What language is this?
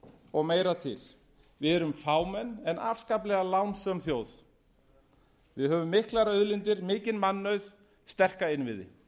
Icelandic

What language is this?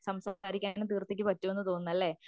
Malayalam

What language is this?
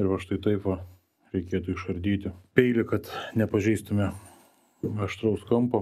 Lithuanian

